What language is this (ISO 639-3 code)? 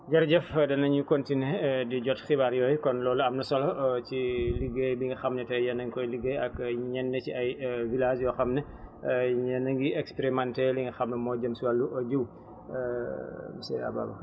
wol